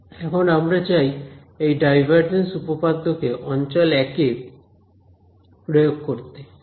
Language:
Bangla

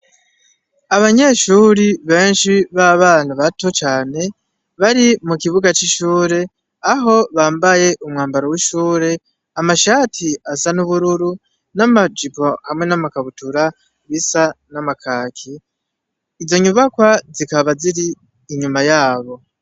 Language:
Rundi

